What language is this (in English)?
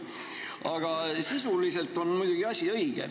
Estonian